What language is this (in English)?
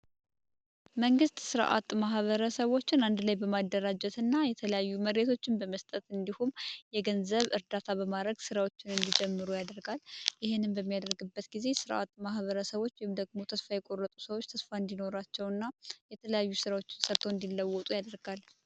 Amharic